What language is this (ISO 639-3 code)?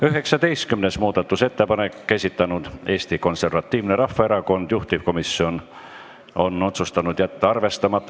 est